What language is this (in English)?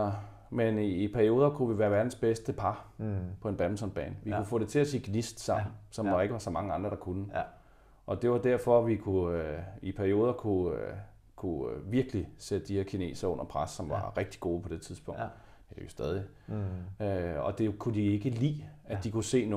Danish